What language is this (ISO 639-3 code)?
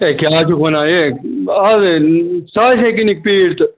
kas